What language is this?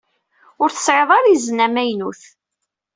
Kabyle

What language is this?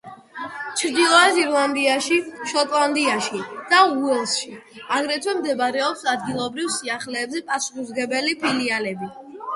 Georgian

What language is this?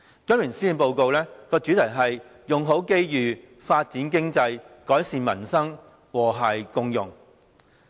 Cantonese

